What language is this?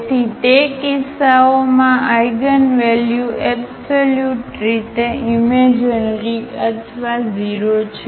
Gujarati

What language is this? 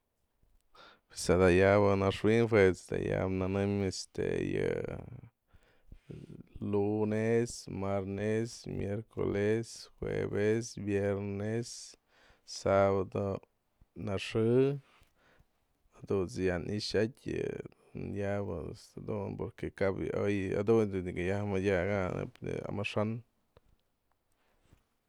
Mazatlán Mixe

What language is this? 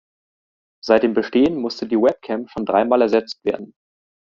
German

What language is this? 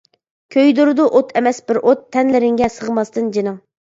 Uyghur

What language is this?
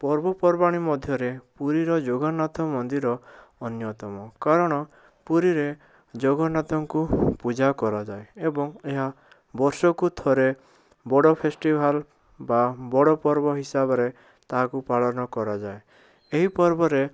Odia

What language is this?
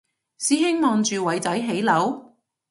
Cantonese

